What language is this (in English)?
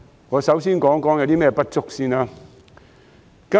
Cantonese